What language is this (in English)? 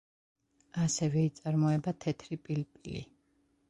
Georgian